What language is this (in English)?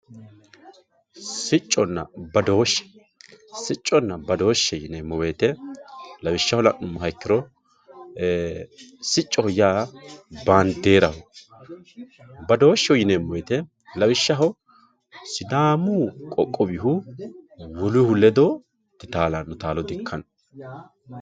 Sidamo